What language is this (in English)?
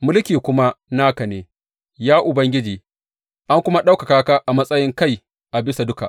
Hausa